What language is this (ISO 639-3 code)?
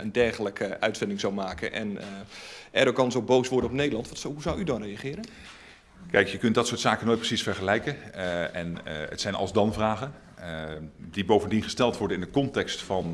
nld